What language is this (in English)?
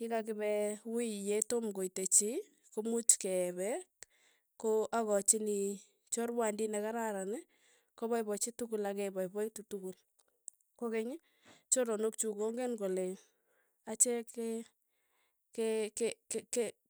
Tugen